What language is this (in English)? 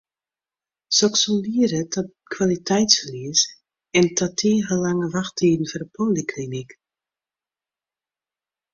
Western Frisian